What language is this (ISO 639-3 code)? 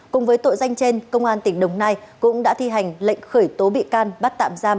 vie